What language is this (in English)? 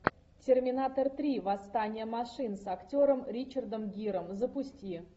Russian